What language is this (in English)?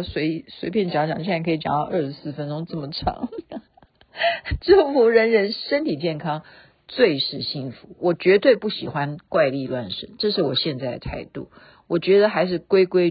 Chinese